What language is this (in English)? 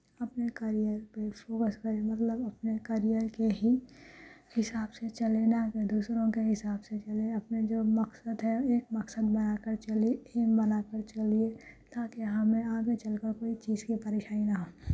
Urdu